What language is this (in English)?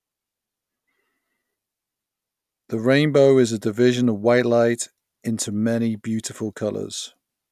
English